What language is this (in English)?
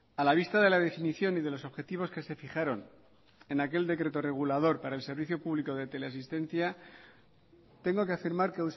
Spanish